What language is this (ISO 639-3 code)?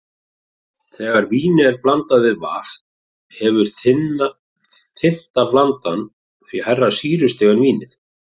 isl